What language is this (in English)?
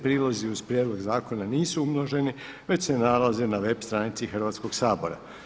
Croatian